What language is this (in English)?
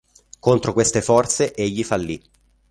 Italian